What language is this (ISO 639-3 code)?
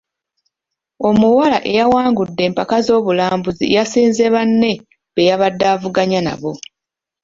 lug